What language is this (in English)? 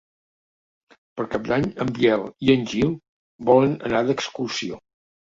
Catalan